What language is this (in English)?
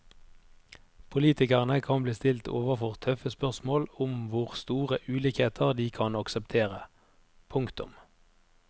Norwegian